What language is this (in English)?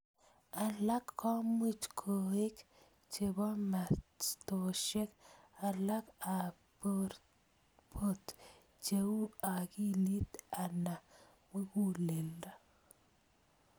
Kalenjin